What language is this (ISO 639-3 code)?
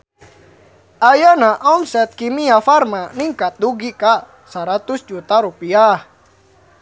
sun